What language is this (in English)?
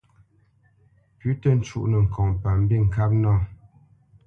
Bamenyam